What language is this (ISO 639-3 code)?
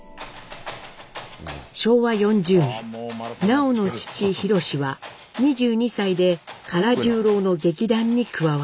jpn